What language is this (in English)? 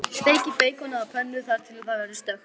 Icelandic